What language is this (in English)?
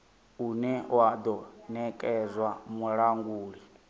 Venda